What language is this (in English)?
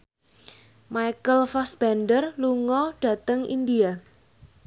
Javanese